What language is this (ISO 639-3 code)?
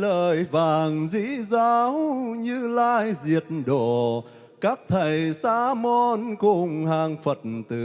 vie